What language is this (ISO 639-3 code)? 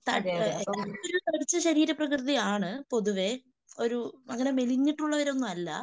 mal